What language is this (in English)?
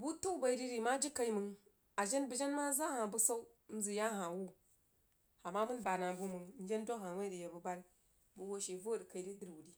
Jiba